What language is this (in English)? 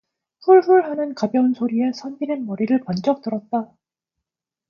Korean